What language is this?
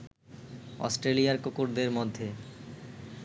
Bangla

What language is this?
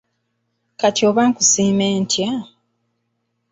Ganda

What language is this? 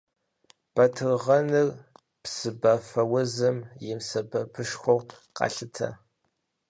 Kabardian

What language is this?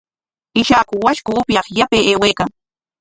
Corongo Ancash Quechua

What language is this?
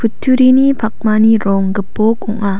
Garo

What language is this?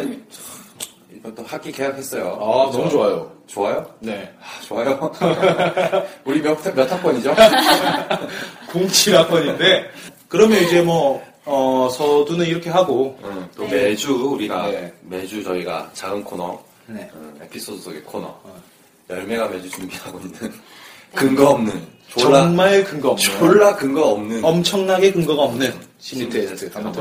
Korean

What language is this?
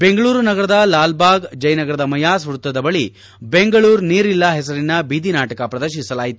Kannada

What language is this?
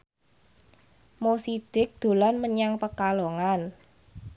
Javanese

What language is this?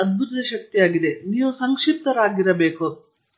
Kannada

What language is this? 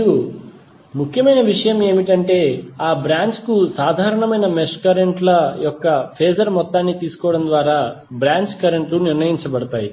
Telugu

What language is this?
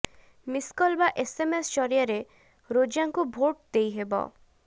Odia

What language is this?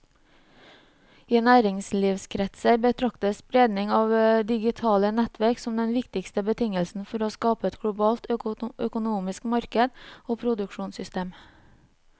Norwegian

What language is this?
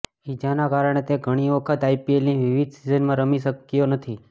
Gujarati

